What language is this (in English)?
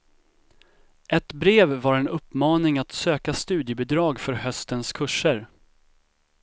Swedish